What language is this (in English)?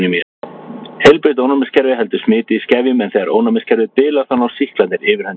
Icelandic